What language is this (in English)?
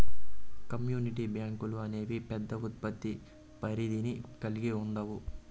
Telugu